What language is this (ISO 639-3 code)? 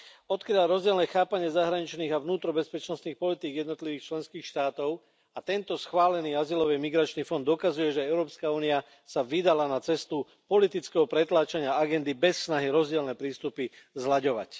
slk